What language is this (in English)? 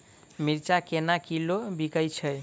Maithili